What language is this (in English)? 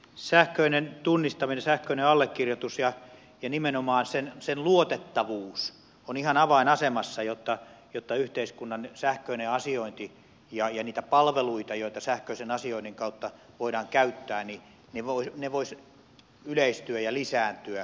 Finnish